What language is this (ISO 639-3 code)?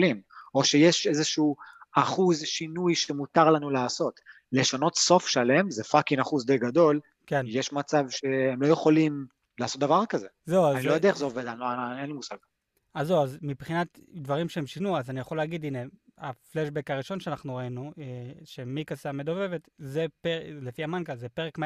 heb